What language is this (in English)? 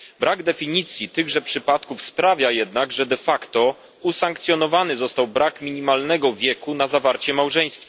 Polish